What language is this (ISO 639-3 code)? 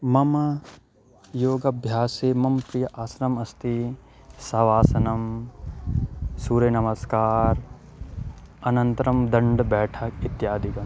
san